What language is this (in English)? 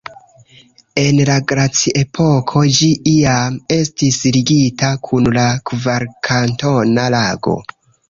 Esperanto